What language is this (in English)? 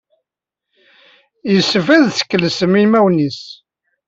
Kabyle